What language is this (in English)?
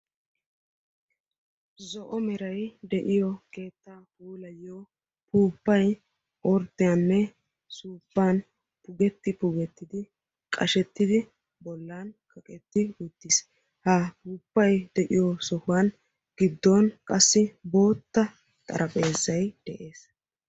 Wolaytta